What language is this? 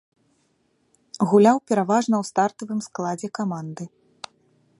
Belarusian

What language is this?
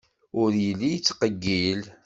Kabyle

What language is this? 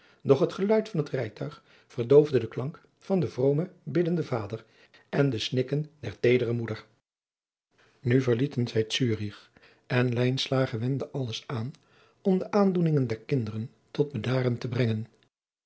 Dutch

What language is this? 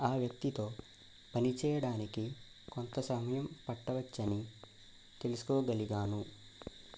Telugu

